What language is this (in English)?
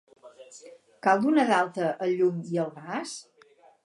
Catalan